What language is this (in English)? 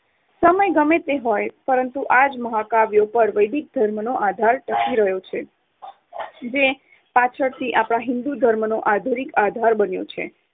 Gujarati